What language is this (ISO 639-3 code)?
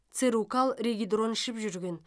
kaz